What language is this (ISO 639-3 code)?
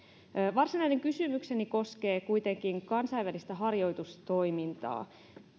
fin